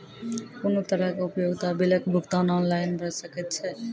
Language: Maithili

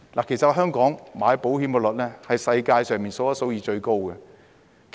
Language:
Cantonese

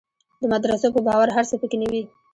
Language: Pashto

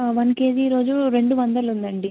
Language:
Telugu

